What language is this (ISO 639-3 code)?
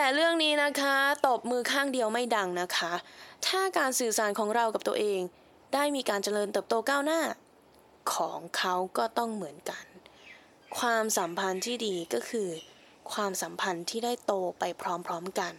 tha